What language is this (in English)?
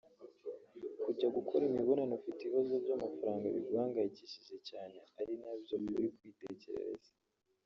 Kinyarwanda